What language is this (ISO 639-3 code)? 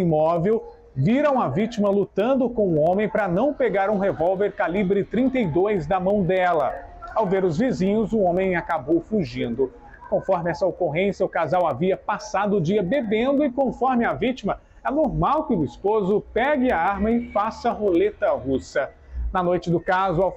por